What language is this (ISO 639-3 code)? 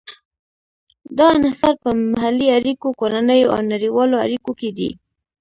pus